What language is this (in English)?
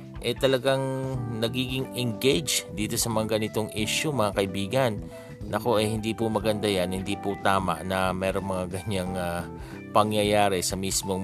Filipino